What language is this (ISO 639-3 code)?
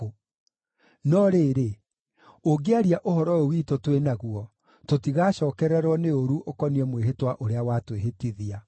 kik